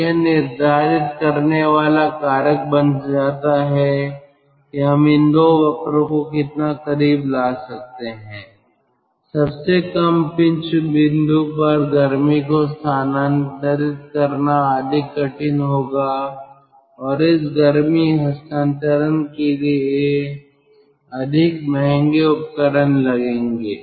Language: Hindi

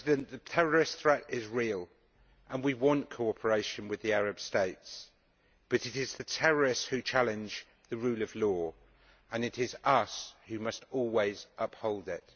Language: English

